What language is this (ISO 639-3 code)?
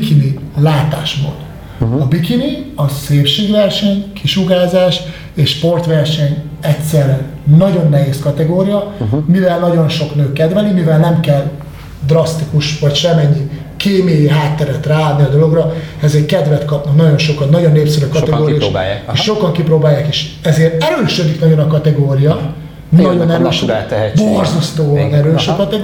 hun